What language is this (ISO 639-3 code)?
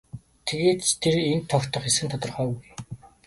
mon